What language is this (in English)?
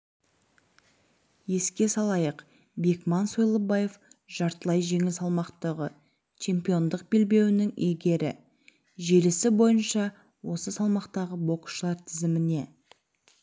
Kazakh